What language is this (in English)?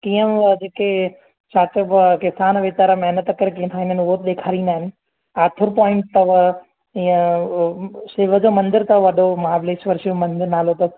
Sindhi